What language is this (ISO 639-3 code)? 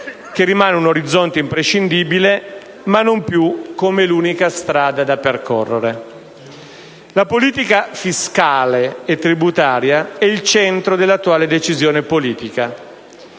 ita